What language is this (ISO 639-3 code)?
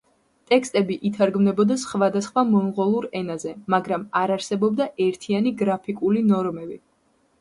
kat